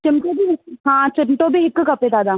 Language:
Sindhi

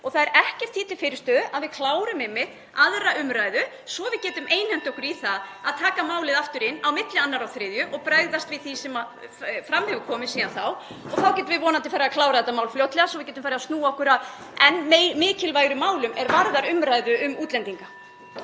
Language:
Icelandic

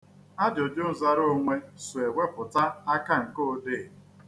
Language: Igbo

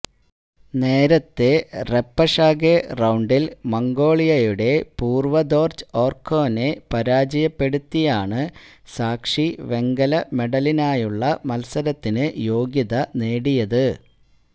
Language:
Malayalam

